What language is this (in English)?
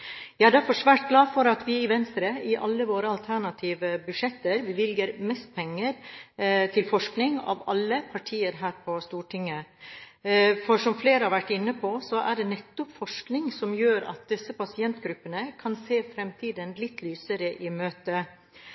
Norwegian Bokmål